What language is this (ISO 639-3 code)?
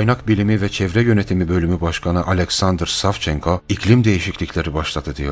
tur